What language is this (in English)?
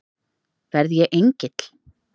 Icelandic